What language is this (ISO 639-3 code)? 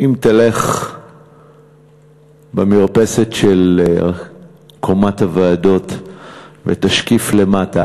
heb